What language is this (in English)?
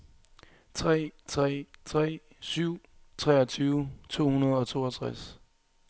Danish